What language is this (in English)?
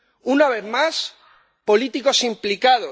Spanish